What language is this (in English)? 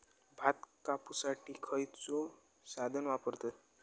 Marathi